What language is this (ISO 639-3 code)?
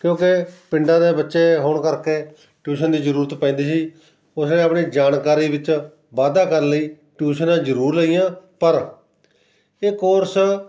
pan